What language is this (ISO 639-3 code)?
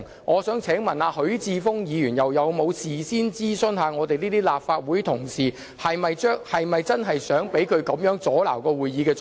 yue